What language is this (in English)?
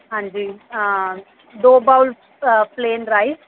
Punjabi